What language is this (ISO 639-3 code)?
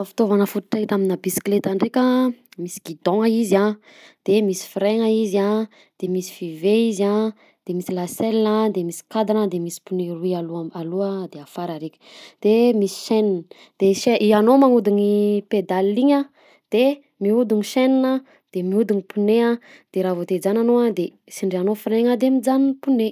bzc